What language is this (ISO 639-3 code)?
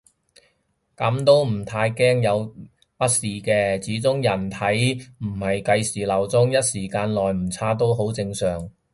yue